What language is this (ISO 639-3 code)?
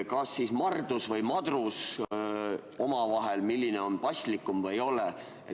est